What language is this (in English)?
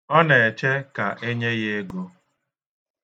Igbo